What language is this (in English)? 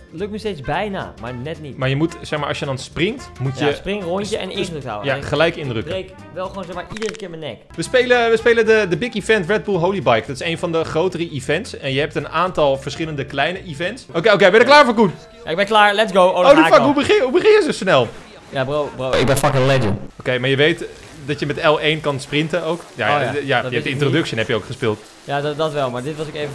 Dutch